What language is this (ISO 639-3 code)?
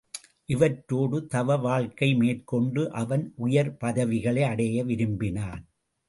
tam